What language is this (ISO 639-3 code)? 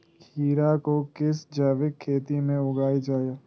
mag